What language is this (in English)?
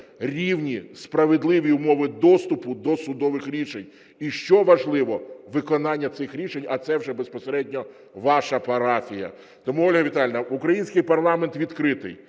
Ukrainian